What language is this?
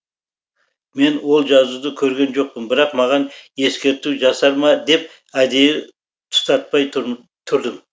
Kazakh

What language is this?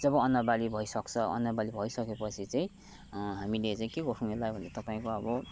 Nepali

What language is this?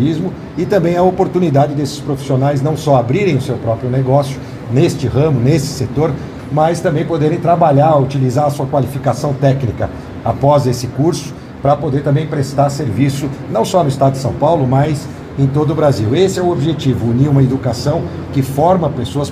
Portuguese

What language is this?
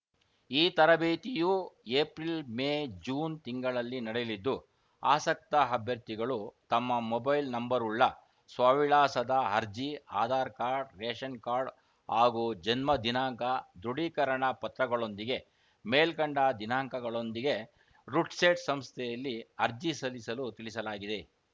Kannada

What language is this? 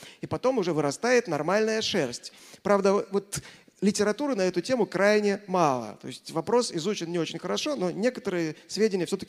Russian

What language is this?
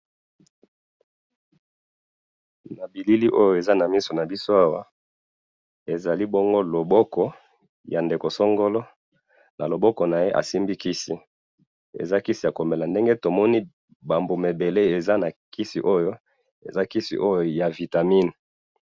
Lingala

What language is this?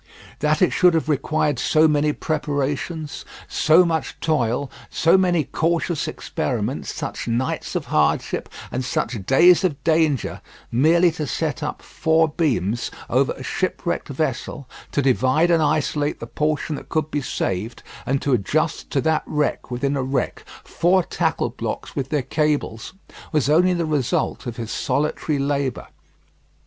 English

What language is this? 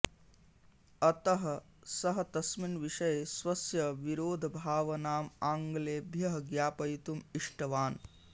Sanskrit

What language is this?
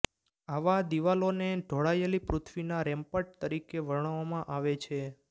Gujarati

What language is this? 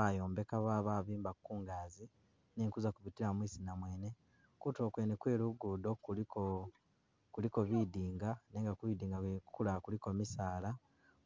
Masaaba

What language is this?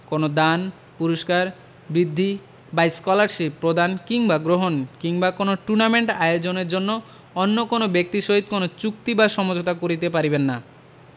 Bangla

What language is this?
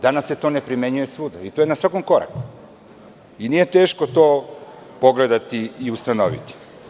Serbian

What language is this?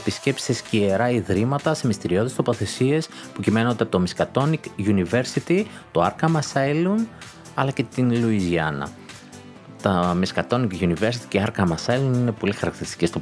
Greek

